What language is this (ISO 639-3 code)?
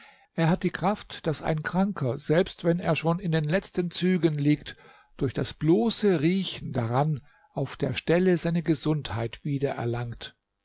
deu